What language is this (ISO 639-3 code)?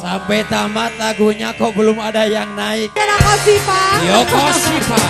ind